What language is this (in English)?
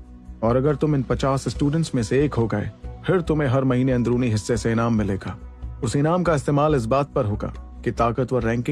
Hindi